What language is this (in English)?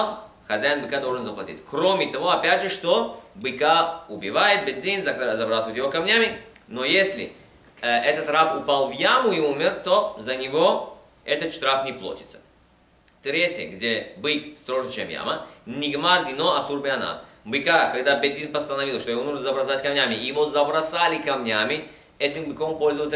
Russian